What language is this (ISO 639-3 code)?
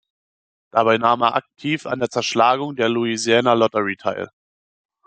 deu